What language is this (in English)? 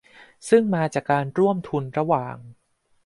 Thai